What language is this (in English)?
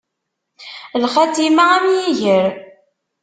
Kabyle